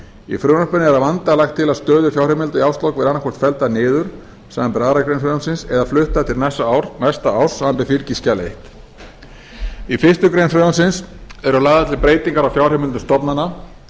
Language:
Icelandic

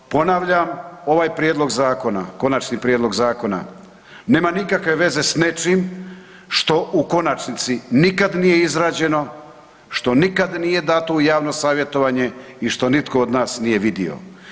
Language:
Croatian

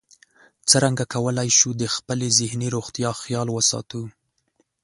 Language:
Pashto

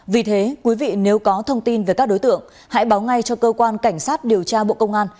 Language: Vietnamese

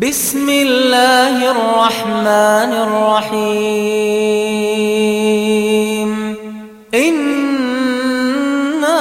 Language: Arabic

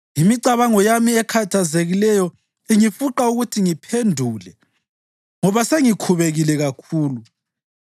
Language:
North Ndebele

